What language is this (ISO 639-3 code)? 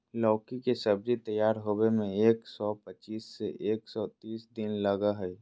mag